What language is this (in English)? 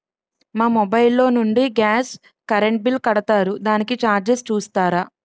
Telugu